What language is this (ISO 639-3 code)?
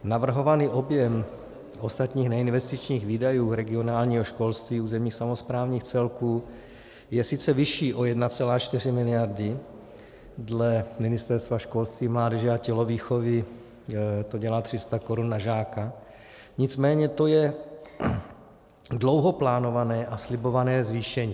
ces